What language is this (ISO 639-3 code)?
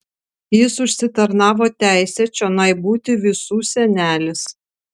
lit